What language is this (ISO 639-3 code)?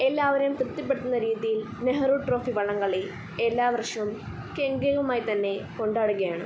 mal